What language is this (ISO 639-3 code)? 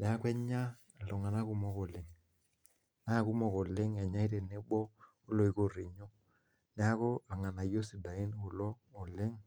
mas